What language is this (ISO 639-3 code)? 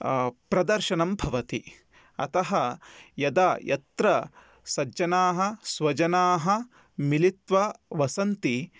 san